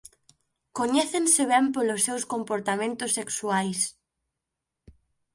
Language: Galician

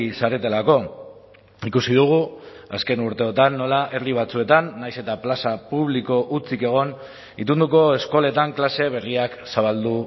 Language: Basque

